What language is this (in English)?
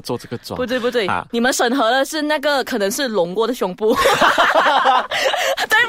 Chinese